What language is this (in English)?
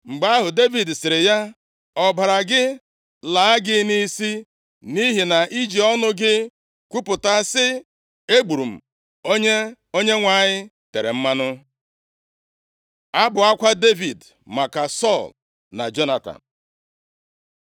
Igbo